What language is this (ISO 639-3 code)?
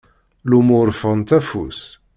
kab